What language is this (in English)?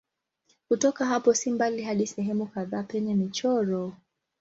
Swahili